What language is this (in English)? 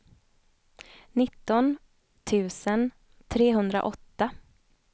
Swedish